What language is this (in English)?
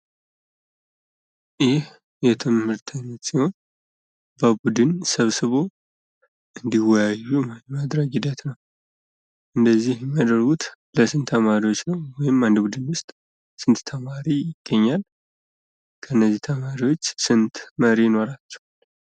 Amharic